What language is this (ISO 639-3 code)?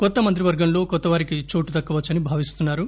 tel